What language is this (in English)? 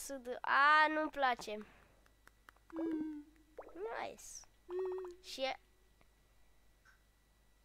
Romanian